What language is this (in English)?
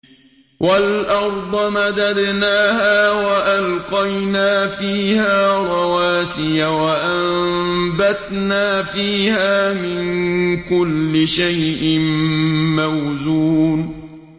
Arabic